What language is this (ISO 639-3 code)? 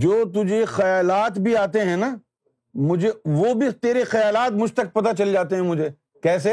urd